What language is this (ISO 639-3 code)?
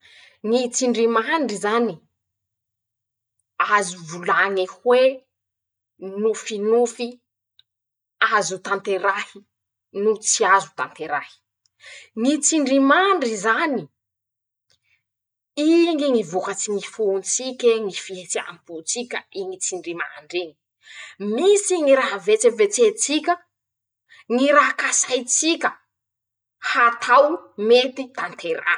msh